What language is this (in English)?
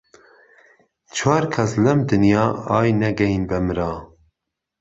Central Kurdish